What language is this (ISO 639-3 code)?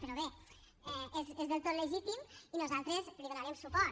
cat